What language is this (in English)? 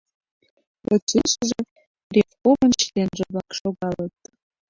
Mari